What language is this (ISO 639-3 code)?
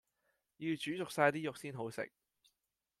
yue